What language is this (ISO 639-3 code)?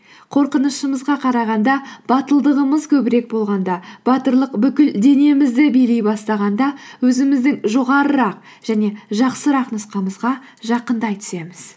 kaz